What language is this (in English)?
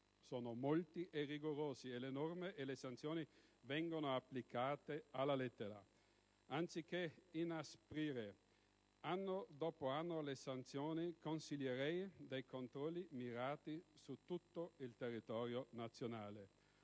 Italian